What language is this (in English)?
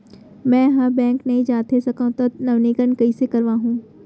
Chhattisgarhi